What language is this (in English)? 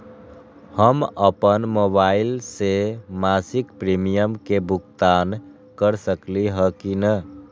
Magahi